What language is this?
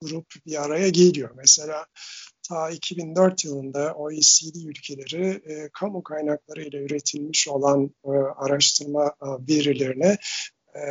Turkish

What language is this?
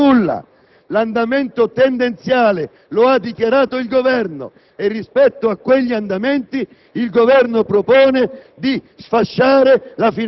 Italian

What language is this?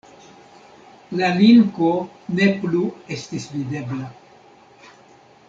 Esperanto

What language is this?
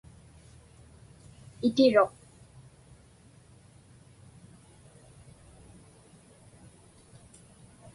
Inupiaq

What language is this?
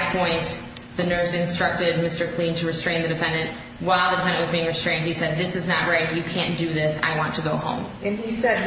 English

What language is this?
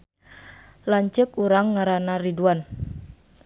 Sundanese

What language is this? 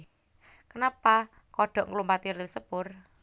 Javanese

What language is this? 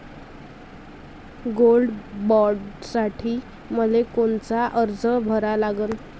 Marathi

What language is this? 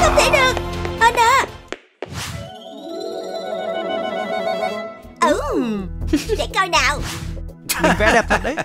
Vietnamese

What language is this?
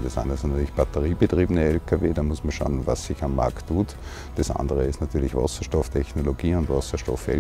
German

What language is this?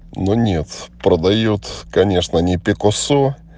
Russian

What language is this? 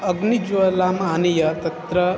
Sanskrit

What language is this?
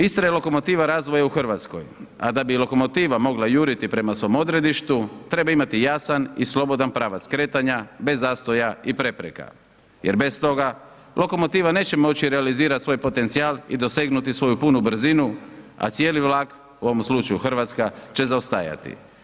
Croatian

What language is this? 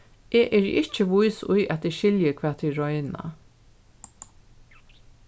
Faroese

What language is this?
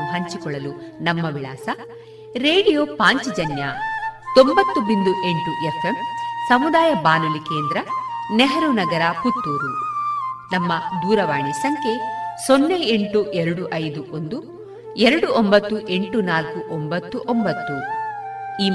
Kannada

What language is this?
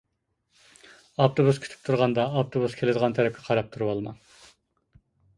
Uyghur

